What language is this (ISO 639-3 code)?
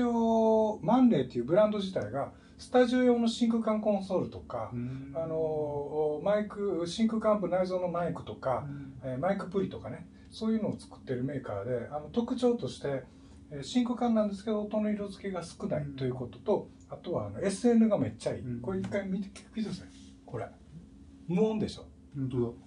jpn